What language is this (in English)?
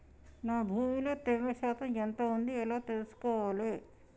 Telugu